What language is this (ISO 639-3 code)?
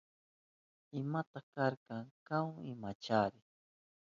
qup